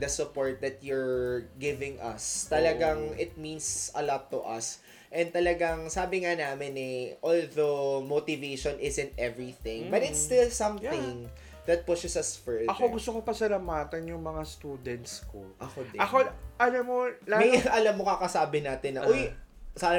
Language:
Filipino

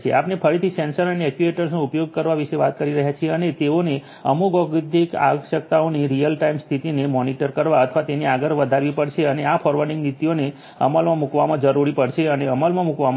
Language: Gujarati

